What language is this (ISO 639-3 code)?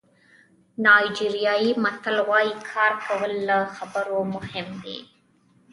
pus